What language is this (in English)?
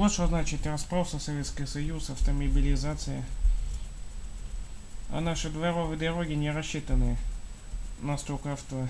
Russian